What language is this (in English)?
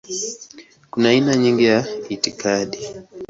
Swahili